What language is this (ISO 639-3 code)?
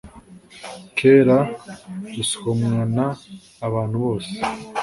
kin